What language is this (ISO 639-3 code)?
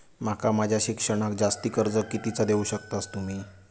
mar